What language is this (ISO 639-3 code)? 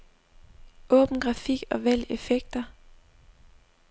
dan